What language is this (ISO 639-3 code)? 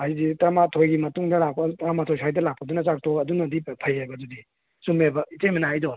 mni